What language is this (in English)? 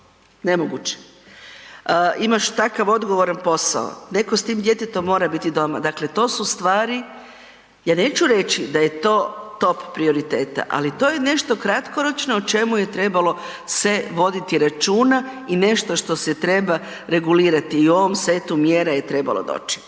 Croatian